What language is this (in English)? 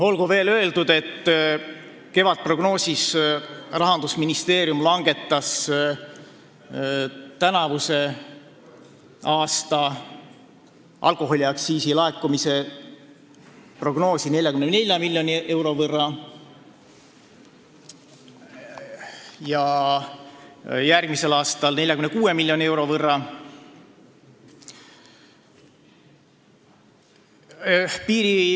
Estonian